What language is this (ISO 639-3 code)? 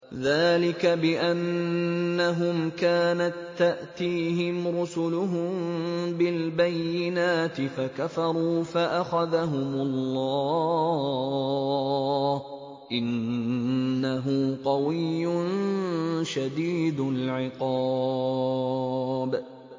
ara